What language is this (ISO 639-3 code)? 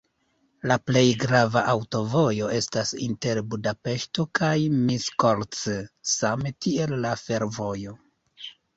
epo